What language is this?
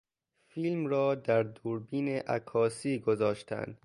Persian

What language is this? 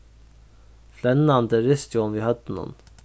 Faroese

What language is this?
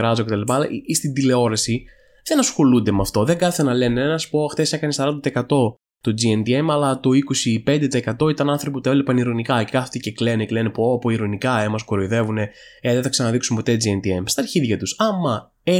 Greek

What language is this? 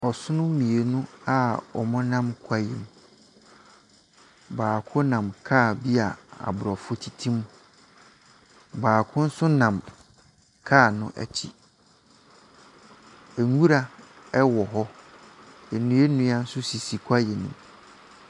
Akan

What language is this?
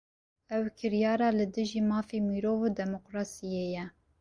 Kurdish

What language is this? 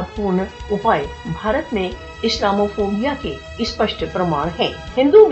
Hindi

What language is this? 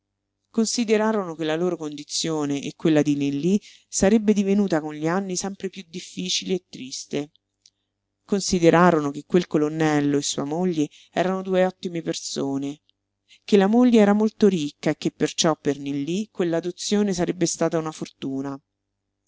Italian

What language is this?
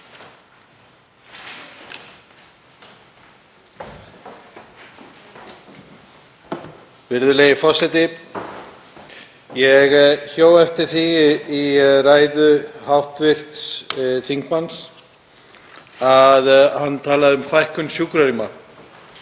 Icelandic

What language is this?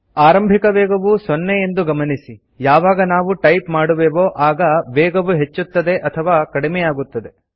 Kannada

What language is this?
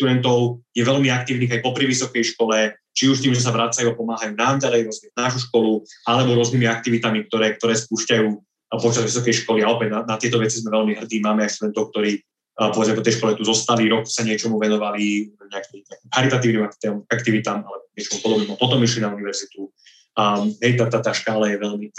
Slovak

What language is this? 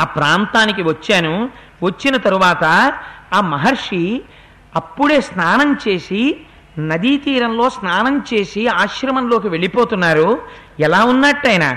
Telugu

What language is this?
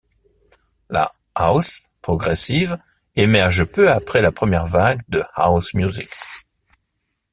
French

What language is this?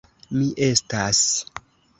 Esperanto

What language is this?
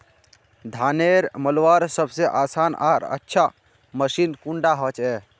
Magahi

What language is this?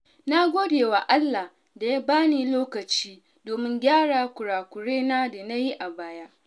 Hausa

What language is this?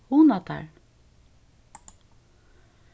Faroese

